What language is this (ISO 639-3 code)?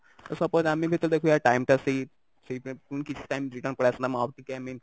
ori